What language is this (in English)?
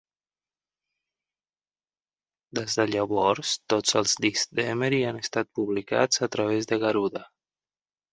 Catalan